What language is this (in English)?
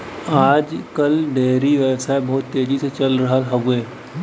Bhojpuri